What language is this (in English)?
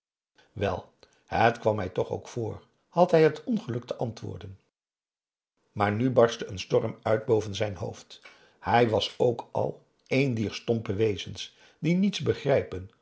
Dutch